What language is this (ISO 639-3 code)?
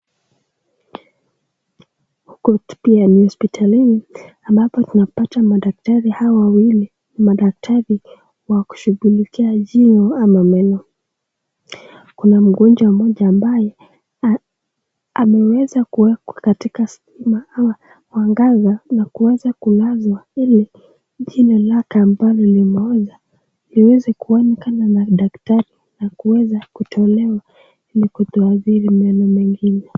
swa